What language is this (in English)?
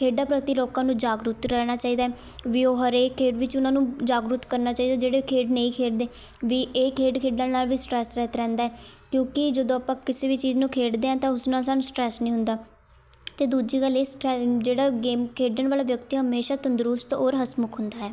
Punjabi